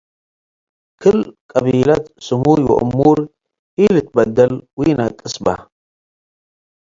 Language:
Tigre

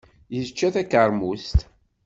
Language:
Kabyle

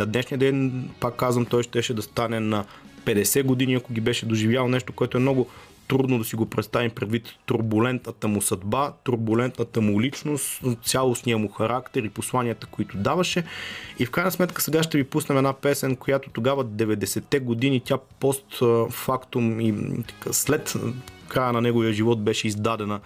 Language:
Bulgarian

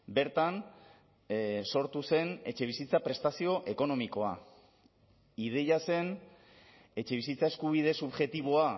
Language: Basque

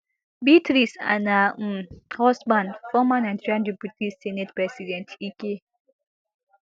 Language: Nigerian Pidgin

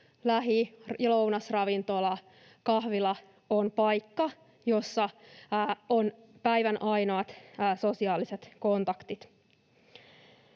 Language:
Finnish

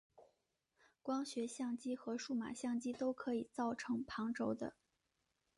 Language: Chinese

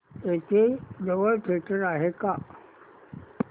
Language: Marathi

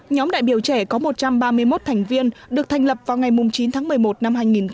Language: Vietnamese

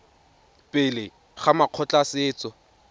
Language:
Tswana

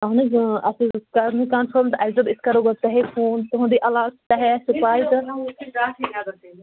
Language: Kashmiri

